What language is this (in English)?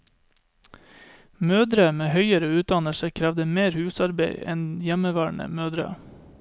Norwegian